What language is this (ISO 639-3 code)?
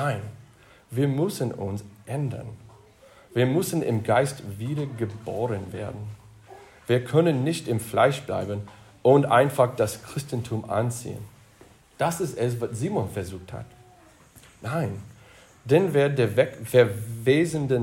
deu